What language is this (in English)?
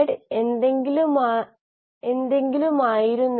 Malayalam